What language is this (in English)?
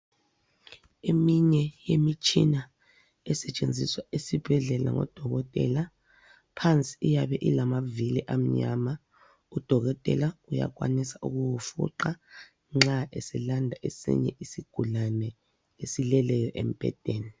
North Ndebele